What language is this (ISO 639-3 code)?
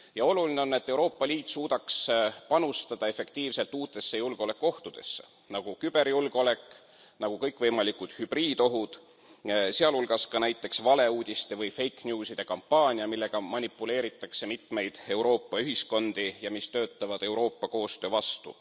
est